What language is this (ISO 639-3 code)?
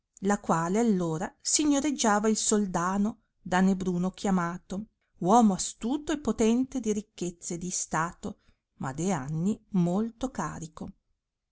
ita